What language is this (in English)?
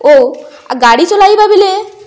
Odia